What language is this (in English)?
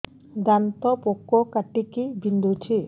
Odia